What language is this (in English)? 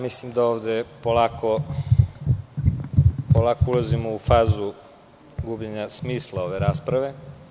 Serbian